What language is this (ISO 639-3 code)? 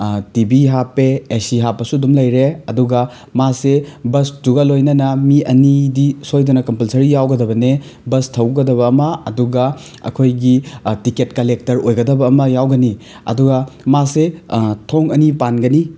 mni